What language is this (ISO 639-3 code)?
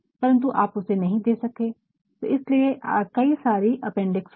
hin